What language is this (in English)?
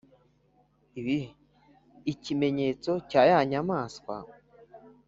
Kinyarwanda